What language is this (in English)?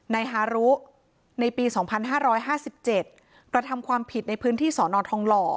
Thai